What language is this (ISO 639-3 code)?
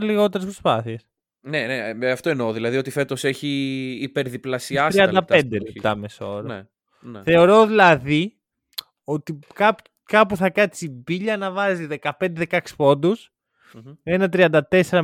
ell